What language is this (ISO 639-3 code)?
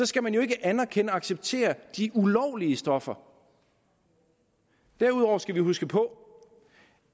dan